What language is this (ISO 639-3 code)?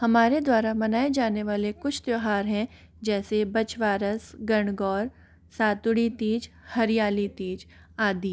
hin